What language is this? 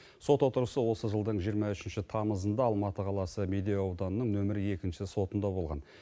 Kazakh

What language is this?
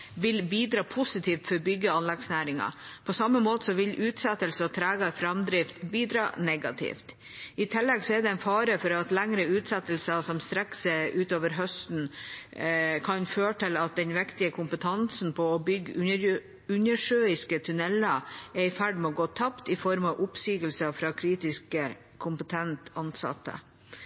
Norwegian Bokmål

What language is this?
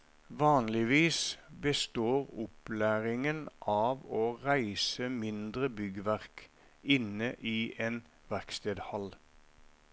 Norwegian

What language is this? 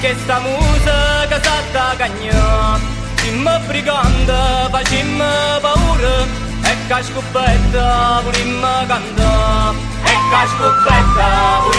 Italian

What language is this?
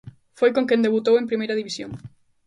Galician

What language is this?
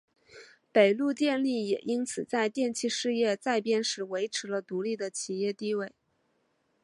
Chinese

